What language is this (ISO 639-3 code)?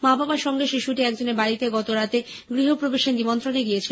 ben